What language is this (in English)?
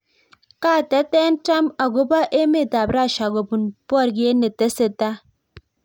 Kalenjin